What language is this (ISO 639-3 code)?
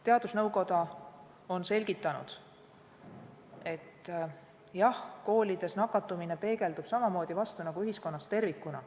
est